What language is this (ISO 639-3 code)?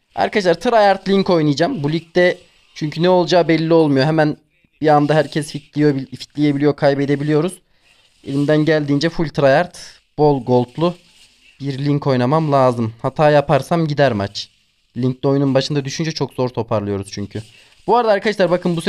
tur